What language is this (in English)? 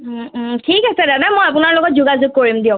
Assamese